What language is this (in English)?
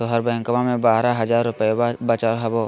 Magahi